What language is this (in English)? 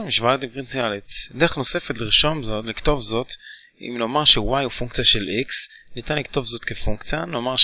Hebrew